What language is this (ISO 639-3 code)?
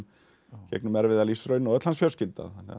isl